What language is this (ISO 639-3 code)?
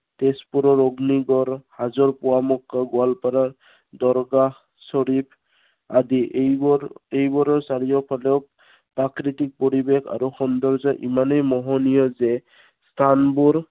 asm